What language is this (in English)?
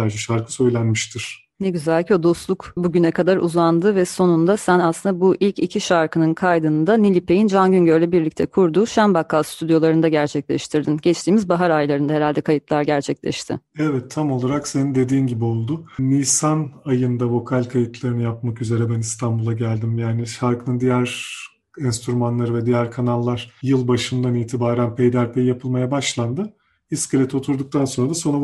Turkish